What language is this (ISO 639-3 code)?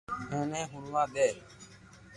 lrk